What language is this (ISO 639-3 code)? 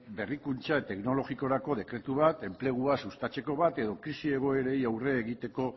eus